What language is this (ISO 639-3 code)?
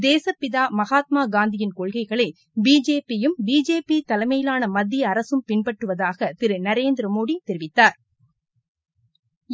tam